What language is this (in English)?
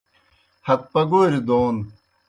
Kohistani Shina